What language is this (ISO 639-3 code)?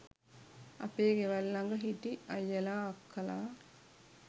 sin